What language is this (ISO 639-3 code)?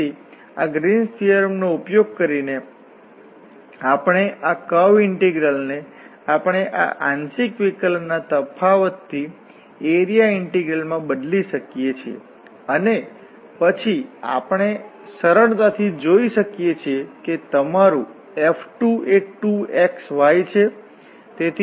guj